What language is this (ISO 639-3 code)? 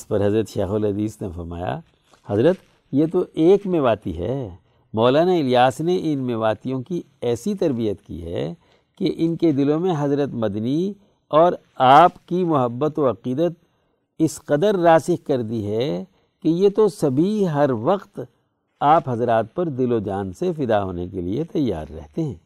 urd